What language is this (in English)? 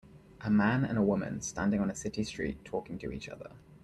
English